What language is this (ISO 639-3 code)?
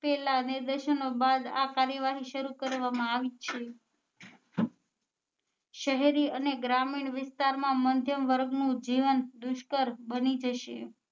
guj